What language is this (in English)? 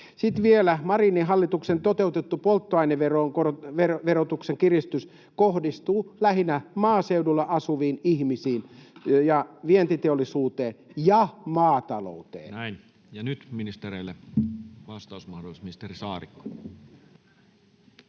Finnish